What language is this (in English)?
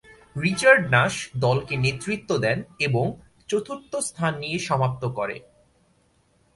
Bangla